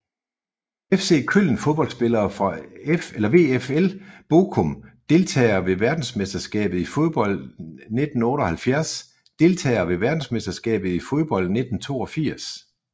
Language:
Danish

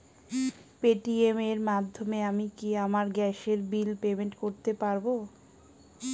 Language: Bangla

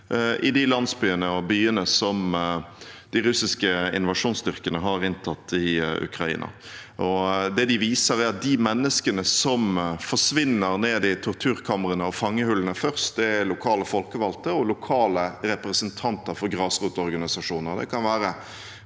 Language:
Norwegian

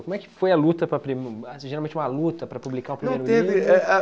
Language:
Portuguese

